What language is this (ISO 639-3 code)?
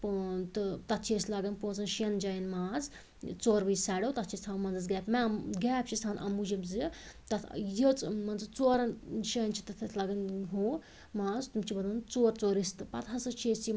kas